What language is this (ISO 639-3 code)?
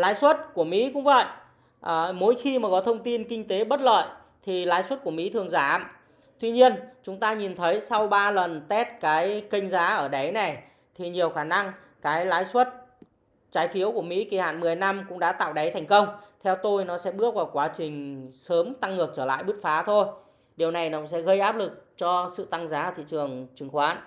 vie